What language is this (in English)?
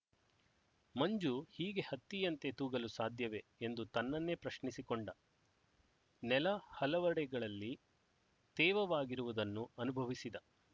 Kannada